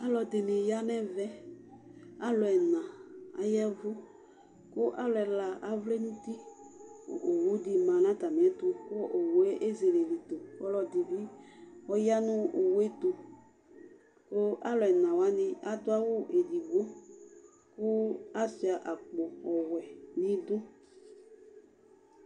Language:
Ikposo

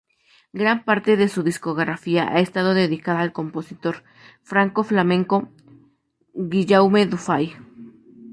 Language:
Spanish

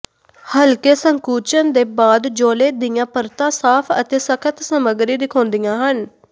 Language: Punjabi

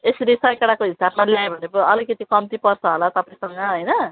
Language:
Nepali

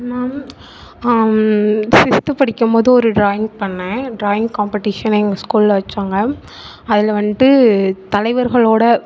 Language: Tamil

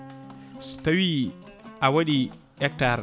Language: Fula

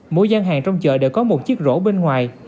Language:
Vietnamese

